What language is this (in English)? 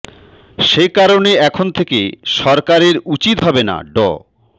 Bangla